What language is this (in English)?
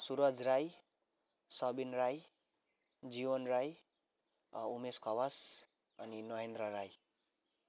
Nepali